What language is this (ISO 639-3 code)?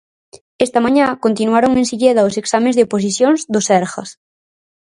glg